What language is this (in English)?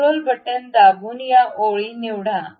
Marathi